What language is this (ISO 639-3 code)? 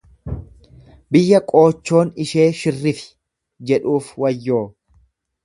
orm